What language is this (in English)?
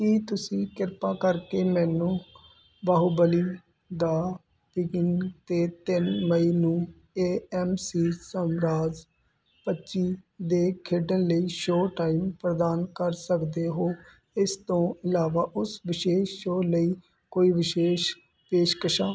Punjabi